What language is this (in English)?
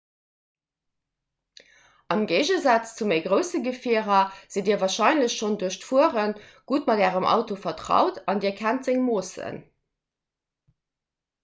Luxembourgish